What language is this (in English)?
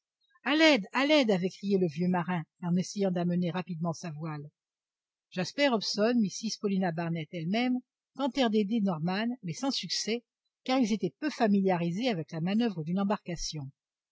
French